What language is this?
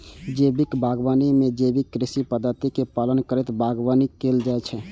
Maithili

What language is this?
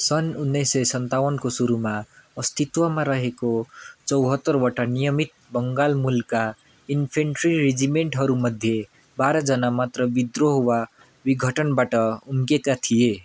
Nepali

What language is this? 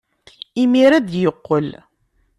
Kabyle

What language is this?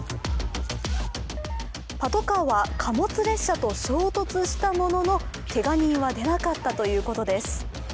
Japanese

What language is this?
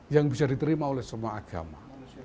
Indonesian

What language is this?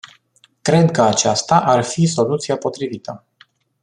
Romanian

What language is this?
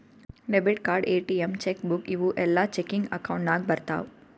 Kannada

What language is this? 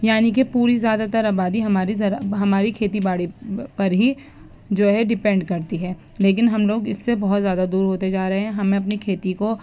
Urdu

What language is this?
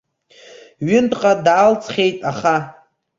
Abkhazian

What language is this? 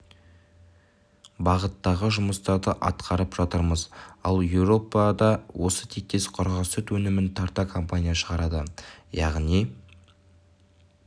Kazakh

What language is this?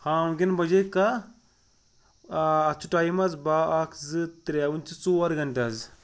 Kashmiri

